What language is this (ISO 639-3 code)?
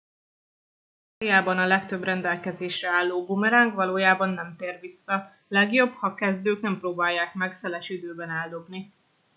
hun